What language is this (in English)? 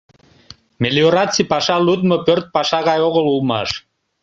Mari